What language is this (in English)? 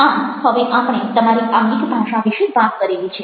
Gujarati